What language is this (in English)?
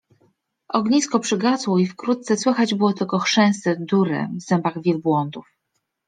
Polish